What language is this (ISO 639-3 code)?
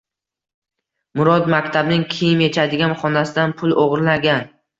uzb